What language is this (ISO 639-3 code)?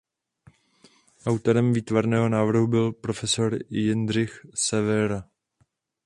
ces